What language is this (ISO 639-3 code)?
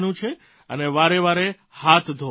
guj